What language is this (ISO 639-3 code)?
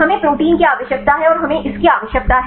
hin